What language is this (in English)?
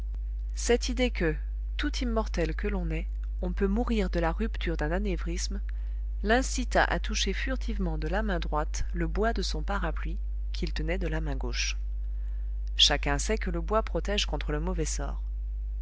French